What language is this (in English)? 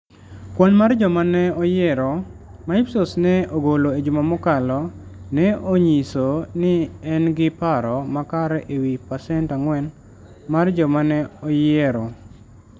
Luo (Kenya and Tanzania)